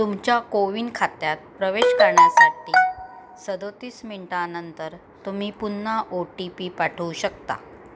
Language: Marathi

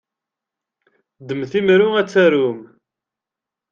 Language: Kabyle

